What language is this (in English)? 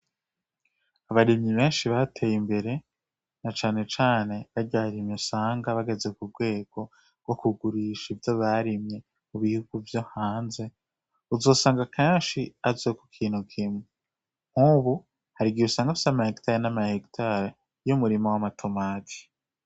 Rundi